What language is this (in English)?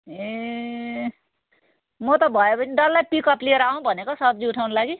Nepali